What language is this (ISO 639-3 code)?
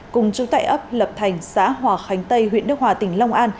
vie